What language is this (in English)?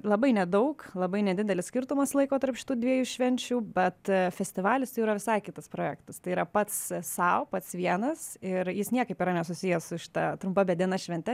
Lithuanian